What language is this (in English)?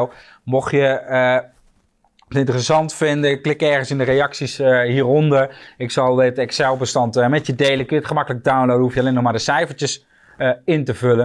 Dutch